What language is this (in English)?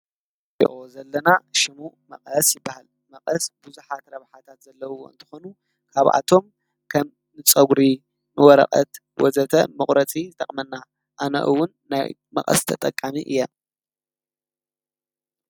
Tigrinya